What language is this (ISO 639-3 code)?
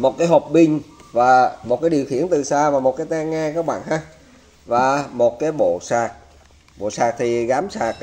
vie